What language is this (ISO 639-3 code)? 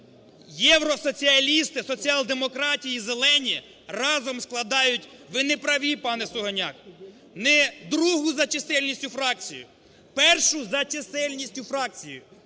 ukr